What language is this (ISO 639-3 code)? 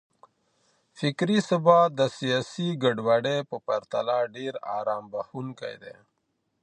pus